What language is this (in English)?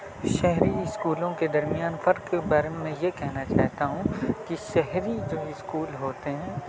Urdu